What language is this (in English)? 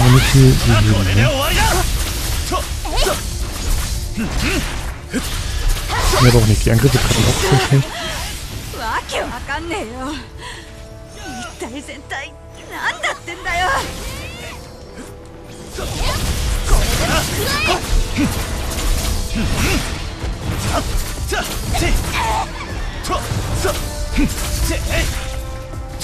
Japanese